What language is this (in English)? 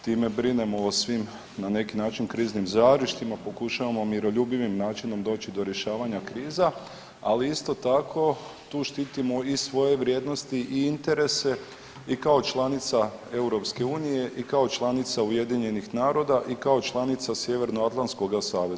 Croatian